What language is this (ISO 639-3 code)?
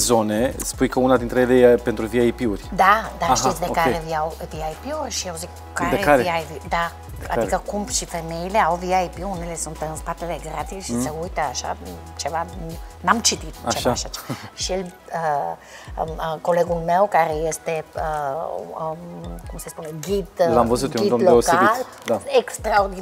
ron